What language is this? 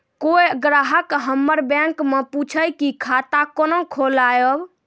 Maithili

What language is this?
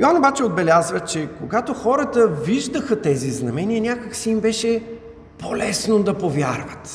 Bulgarian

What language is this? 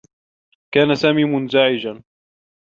Arabic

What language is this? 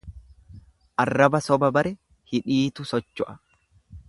Oromo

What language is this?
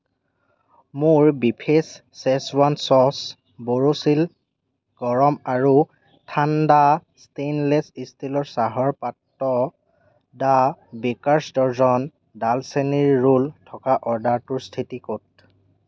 Assamese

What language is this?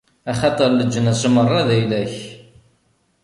Kabyle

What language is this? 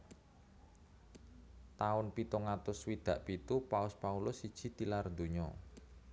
Javanese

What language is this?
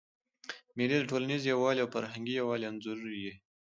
Pashto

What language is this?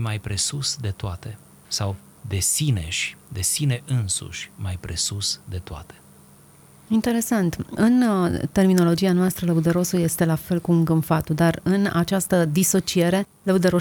Romanian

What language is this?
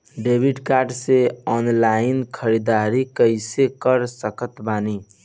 Bhojpuri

